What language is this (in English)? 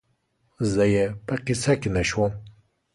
Pashto